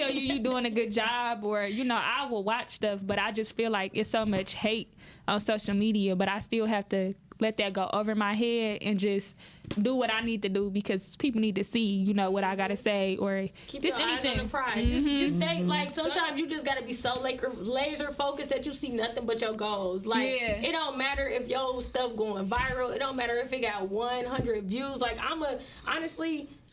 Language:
English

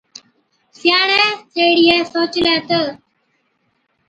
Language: Od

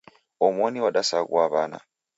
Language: Taita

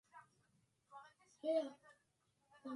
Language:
Swahili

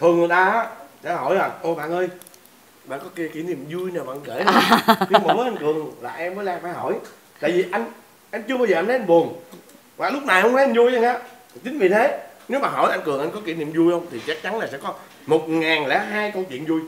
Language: Vietnamese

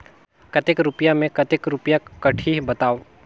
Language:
Chhattisgarhi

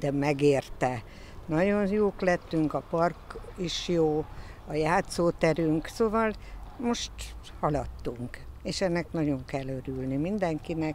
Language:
Hungarian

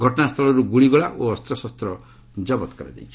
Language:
Odia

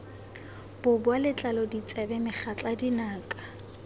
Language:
Tswana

